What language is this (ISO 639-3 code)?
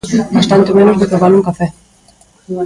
glg